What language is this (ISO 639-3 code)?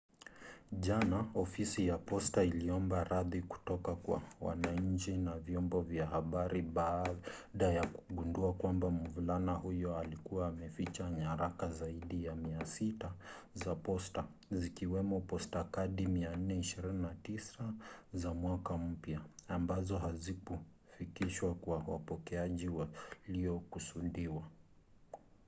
swa